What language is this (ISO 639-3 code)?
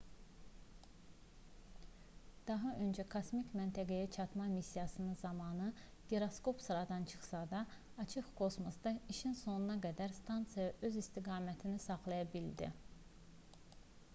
aze